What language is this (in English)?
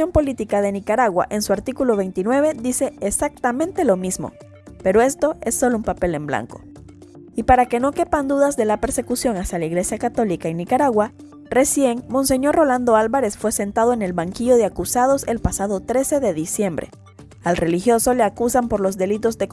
Spanish